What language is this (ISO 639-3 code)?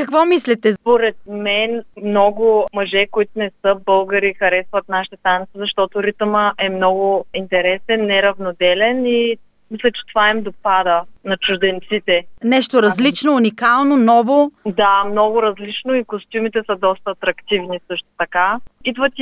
bul